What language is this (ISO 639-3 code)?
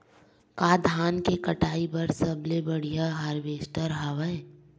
hne